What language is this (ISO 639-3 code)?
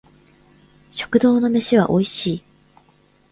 jpn